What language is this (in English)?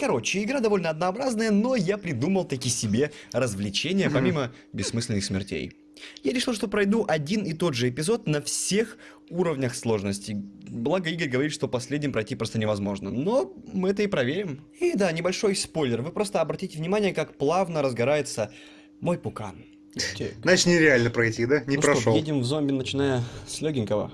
Russian